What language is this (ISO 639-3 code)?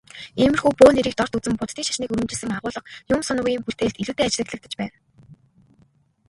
mon